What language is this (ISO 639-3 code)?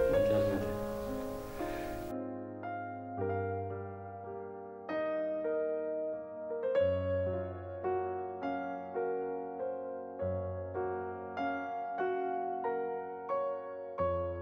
tur